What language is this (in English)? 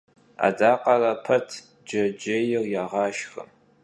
Kabardian